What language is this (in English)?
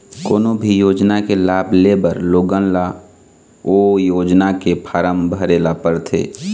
Chhattisgarhi